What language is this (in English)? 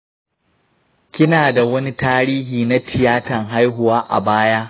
Hausa